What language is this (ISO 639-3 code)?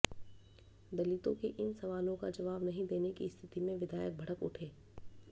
hin